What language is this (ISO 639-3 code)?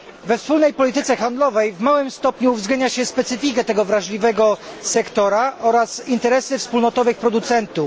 pol